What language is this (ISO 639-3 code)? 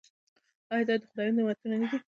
pus